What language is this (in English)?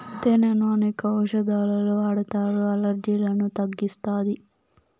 Telugu